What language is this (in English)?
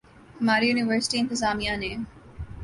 Urdu